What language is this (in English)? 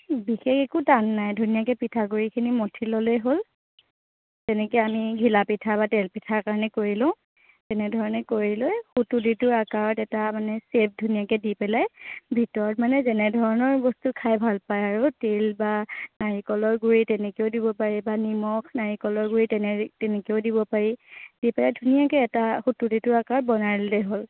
Assamese